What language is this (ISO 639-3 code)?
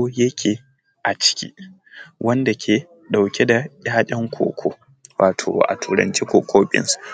hau